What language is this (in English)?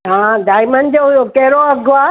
Sindhi